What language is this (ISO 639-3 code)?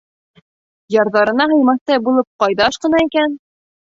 bak